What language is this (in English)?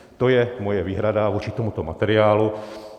Czech